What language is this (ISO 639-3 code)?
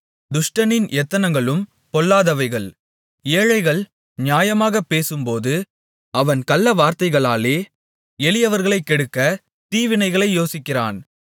tam